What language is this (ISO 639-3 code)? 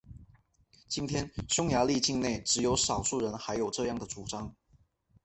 zho